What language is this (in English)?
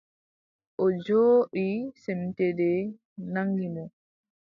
Adamawa Fulfulde